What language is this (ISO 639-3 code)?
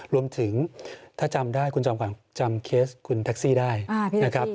tha